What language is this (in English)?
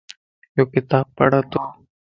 Lasi